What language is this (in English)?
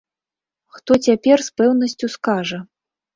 Belarusian